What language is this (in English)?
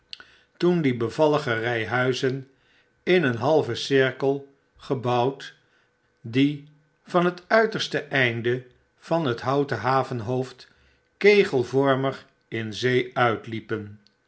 Dutch